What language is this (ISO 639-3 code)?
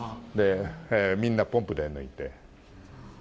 jpn